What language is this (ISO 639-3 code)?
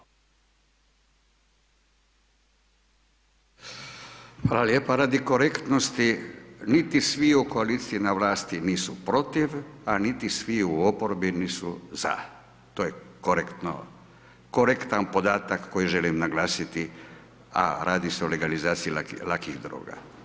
hrv